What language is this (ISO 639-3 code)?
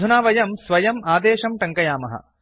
san